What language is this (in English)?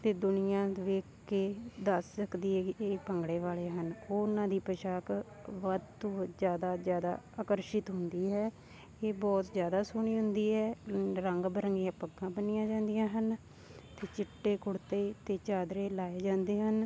Punjabi